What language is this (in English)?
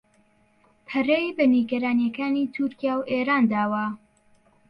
Central Kurdish